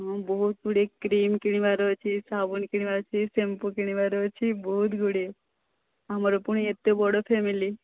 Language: Odia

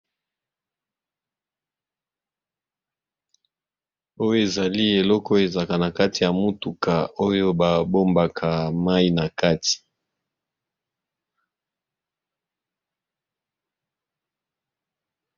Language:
Lingala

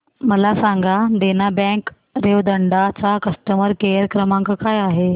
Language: Marathi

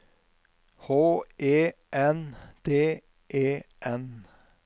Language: Norwegian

